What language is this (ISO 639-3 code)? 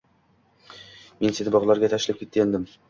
uzb